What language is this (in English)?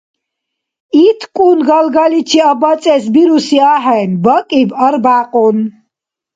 Dargwa